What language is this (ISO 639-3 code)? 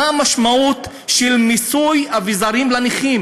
heb